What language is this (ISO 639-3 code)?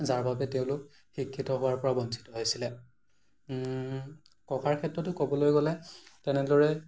asm